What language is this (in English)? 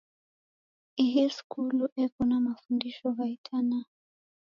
Taita